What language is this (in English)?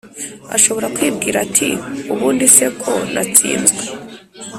Kinyarwanda